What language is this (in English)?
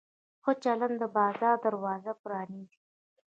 Pashto